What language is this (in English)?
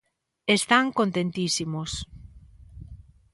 Galician